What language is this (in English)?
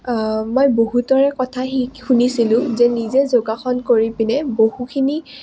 Assamese